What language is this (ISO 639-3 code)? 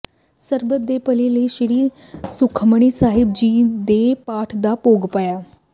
pan